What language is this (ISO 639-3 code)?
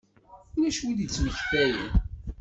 kab